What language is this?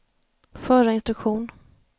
Swedish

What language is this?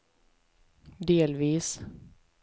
Swedish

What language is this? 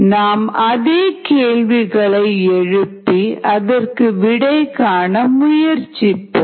Tamil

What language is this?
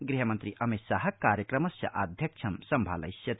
Sanskrit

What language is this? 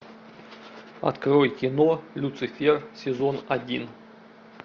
Russian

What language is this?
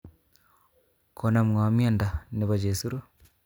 Kalenjin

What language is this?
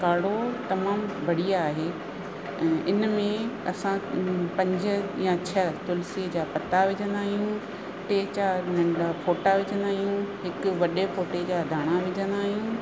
Sindhi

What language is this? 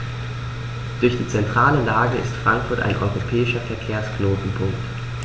German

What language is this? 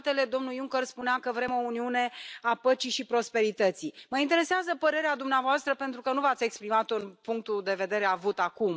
Romanian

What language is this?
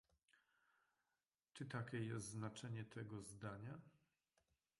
Polish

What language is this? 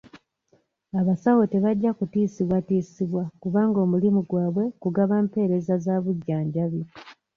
Ganda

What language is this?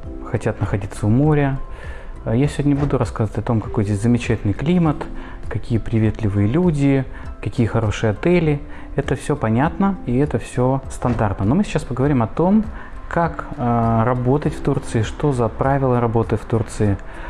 Russian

